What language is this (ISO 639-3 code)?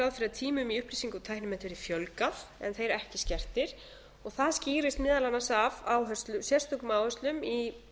isl